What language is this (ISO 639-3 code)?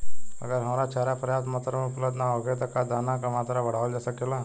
bho